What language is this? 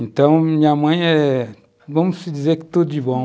Portuguese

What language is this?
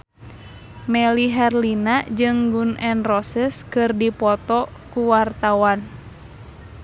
Sundanese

